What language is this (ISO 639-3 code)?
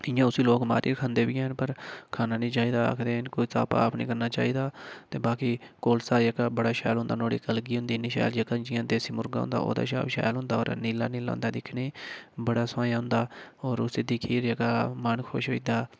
doi